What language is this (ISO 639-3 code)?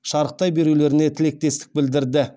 kaz